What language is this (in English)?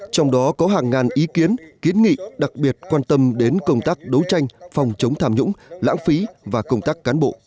Vietnamese